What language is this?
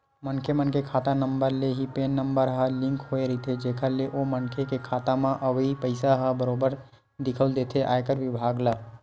Chhattisgarhi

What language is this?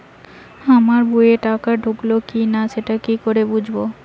Bangla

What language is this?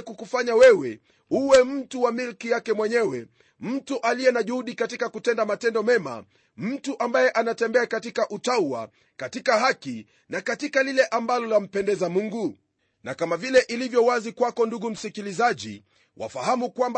Swahili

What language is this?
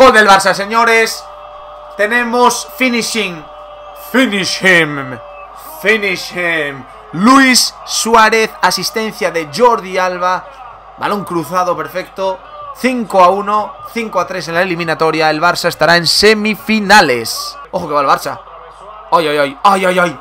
Spanish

